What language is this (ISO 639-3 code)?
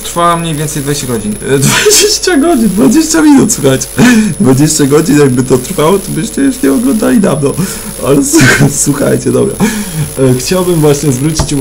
pol